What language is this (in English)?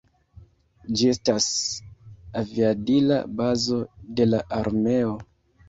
Esperanto